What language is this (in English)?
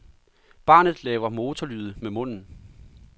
Danish